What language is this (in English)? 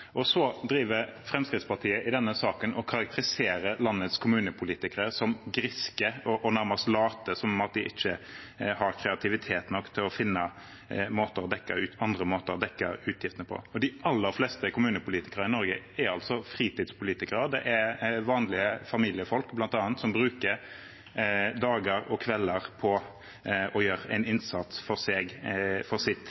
Norwegian Bokmål